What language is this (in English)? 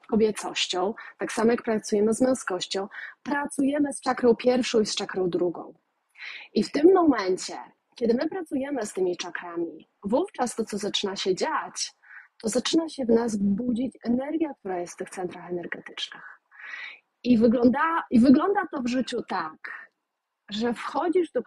Polish